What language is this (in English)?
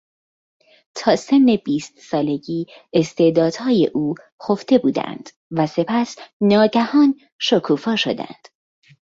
Persian